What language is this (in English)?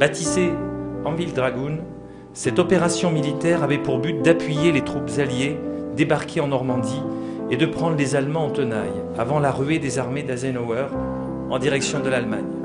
French